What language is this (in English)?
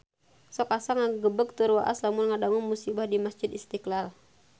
Sundanese